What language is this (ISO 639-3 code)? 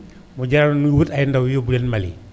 wol